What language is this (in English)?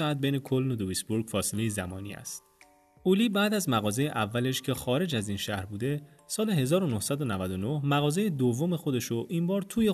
Persian